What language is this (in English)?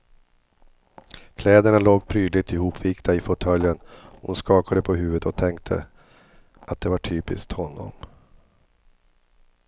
Swedish